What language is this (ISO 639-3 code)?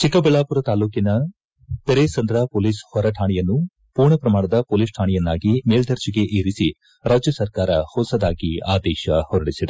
kan